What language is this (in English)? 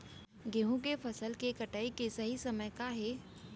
Chhattisgarhi